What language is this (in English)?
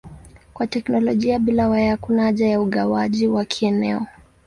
Swahili